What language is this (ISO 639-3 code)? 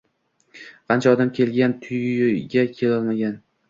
uzb